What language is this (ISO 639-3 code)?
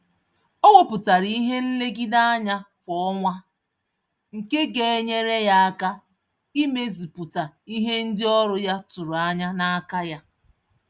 ibo